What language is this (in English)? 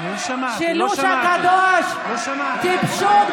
Hebrew